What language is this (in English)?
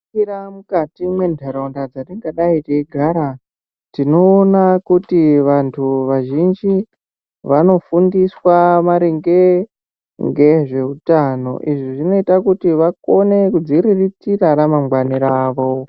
Ndau